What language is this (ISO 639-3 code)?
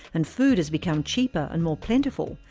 eng